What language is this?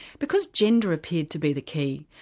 English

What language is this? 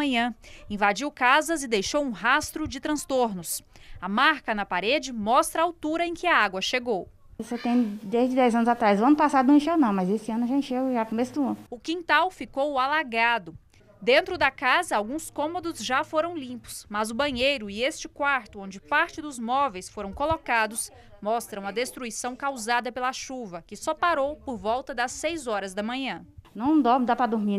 Portuguese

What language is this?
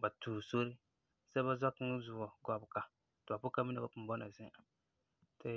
Frafra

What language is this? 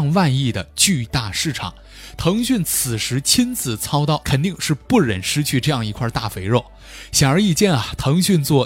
Chinese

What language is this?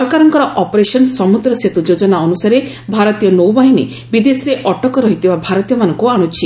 Odia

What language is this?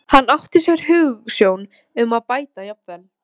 Icelandic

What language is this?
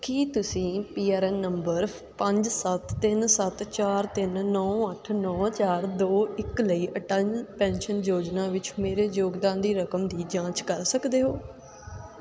Punjabi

